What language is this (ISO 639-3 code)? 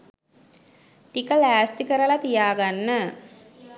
sin